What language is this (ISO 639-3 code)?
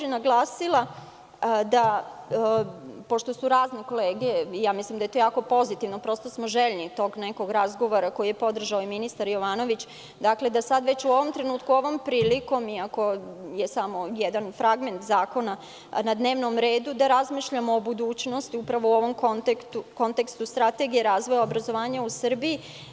srp